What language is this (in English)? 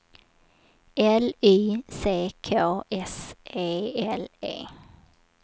Swedish